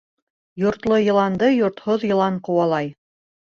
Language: Bashkir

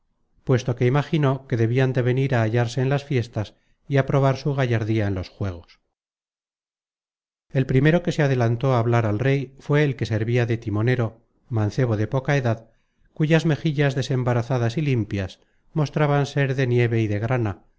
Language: Spanish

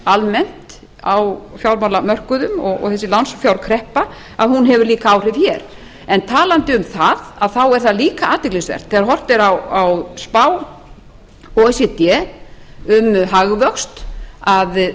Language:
Icelandic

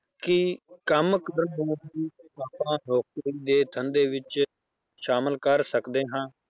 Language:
Punjabi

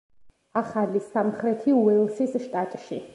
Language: Georgian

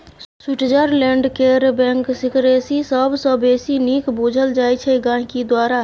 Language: Maithili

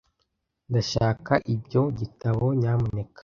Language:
Kinyarwanda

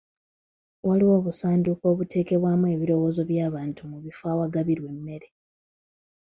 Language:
Ganda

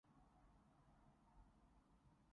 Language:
Cantonese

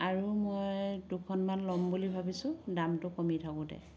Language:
Assamese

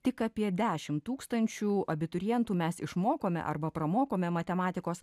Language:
Lithuanian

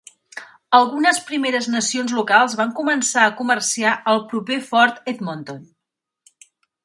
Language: Catalan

